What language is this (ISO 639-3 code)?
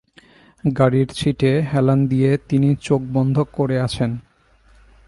ben